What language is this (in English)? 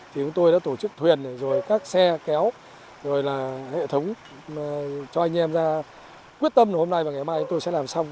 Vietnamese